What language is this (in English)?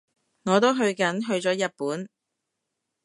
Cantonese